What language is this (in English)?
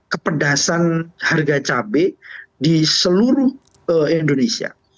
Indonesian